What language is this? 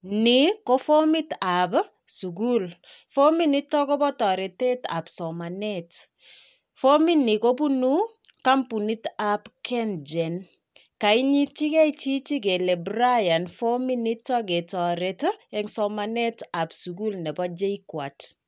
Kalenjin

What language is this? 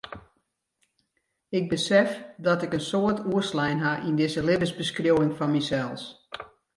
Western Frisian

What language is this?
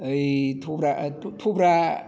Bodo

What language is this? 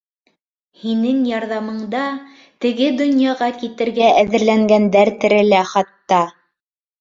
Bashkir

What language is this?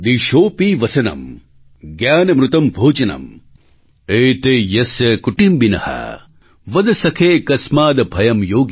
Gujarati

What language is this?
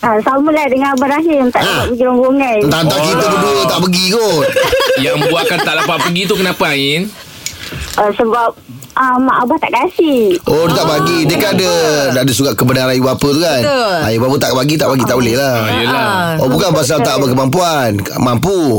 Malay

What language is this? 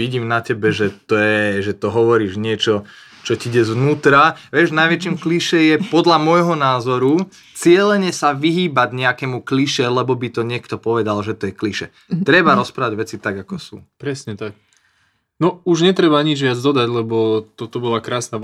Slovak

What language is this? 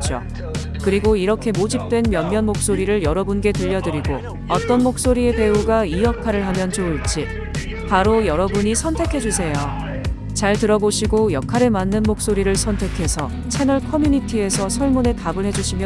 Korean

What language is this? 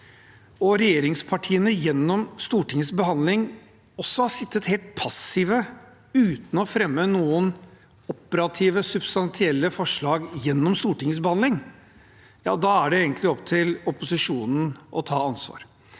Norwegian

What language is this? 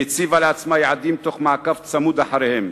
Hebrew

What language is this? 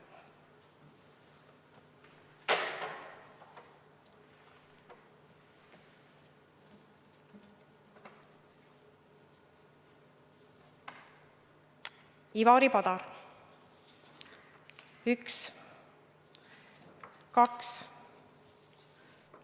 Estonian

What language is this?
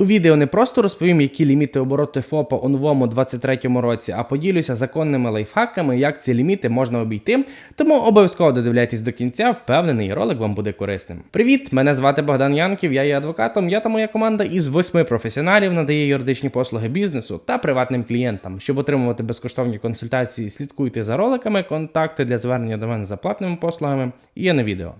Ukrainian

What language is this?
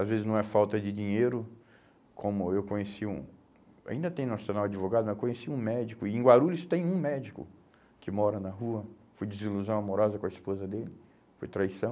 Portuguese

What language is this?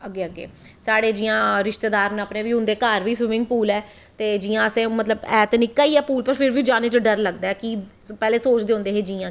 Dogri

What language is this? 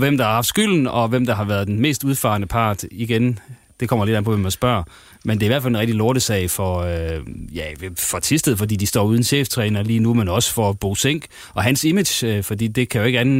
Danish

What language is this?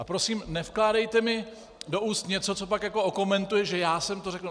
Czech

